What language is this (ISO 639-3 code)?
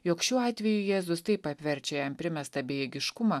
lit